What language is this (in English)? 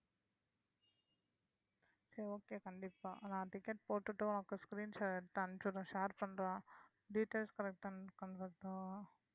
Tamil